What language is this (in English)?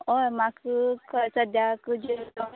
Konkani